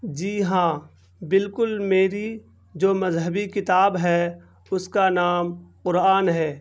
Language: Urdu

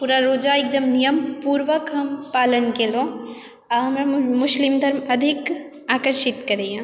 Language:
Maithili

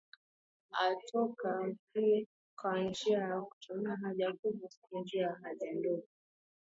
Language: Swahili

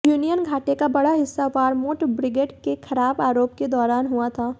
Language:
Hindi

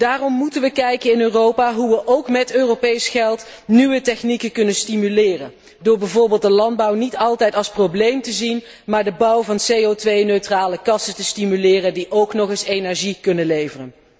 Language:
Dutch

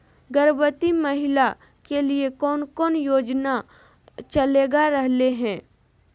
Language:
Magahi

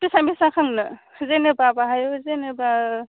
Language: Bodo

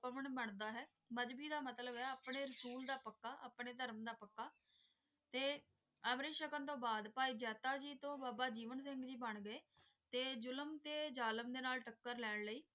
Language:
Punjabi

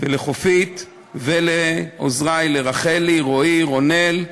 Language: Hebrew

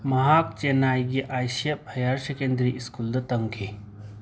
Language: Manipuri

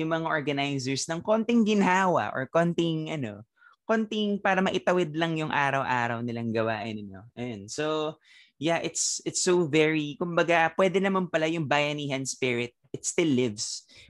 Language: Filipino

